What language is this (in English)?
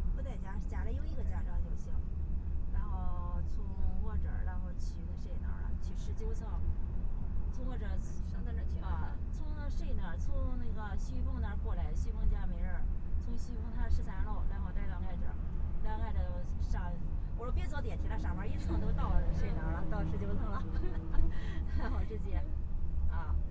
Chinese